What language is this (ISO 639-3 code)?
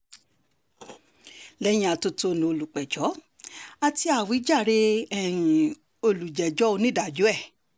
yor